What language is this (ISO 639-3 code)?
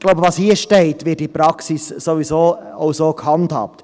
gsw